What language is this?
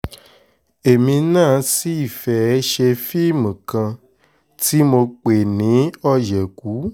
Yoruba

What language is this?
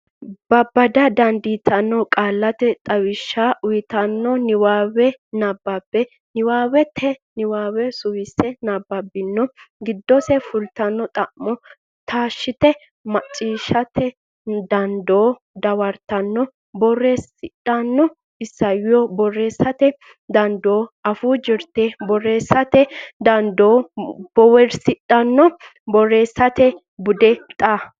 Sidamo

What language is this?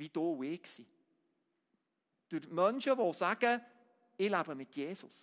German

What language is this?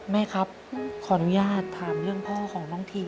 Thai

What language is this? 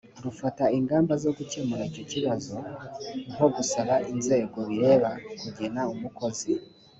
Kinyarwanda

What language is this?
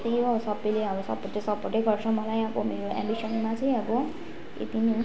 Nepali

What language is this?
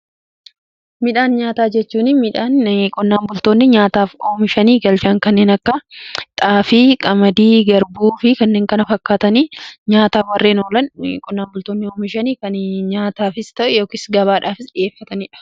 Oromo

